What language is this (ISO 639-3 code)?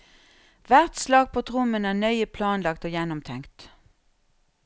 nor